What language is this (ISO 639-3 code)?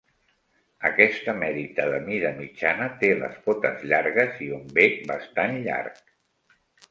cat